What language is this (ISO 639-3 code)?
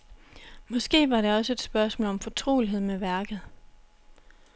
dan